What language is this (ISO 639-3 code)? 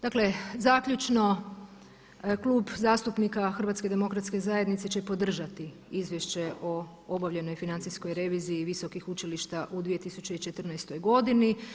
hrv